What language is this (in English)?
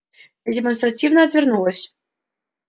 Russian